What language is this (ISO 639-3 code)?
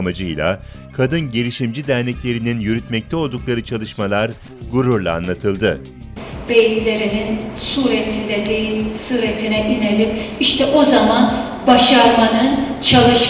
tur